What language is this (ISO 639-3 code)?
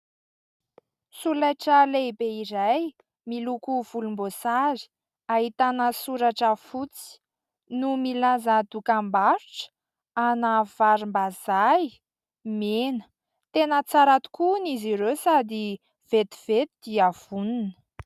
mlg